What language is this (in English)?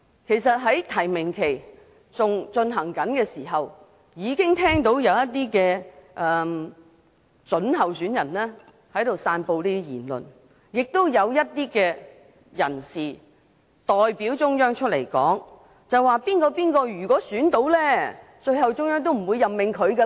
Cantonese